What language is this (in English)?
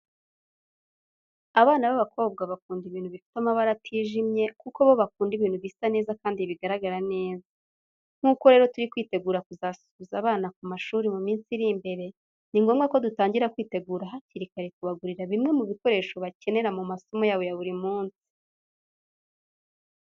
Kinyarwanda